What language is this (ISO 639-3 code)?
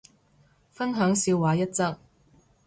yue